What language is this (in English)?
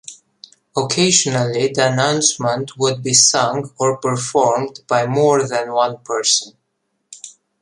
English